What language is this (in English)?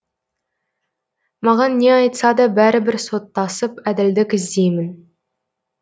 Kazakh